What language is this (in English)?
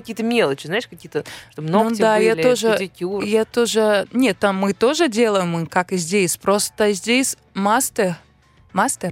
Russian